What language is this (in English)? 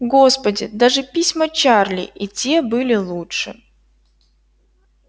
Russian